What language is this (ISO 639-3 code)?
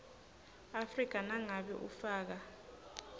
ssw